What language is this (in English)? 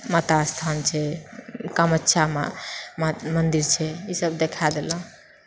Maithili